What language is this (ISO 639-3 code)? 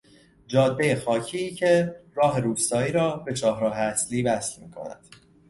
fas